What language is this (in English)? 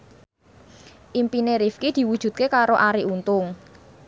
Javanese